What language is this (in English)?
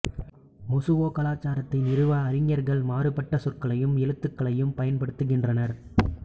Tamil